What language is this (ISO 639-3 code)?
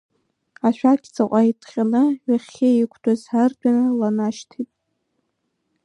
abk